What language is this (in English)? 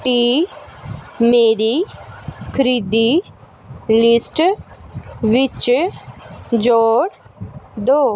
Punjabi